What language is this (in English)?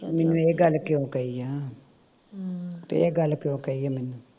Punjabi